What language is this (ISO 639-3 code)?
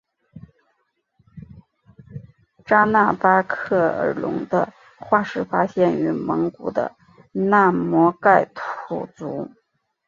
zho